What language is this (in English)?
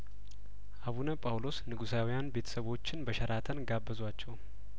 Amharic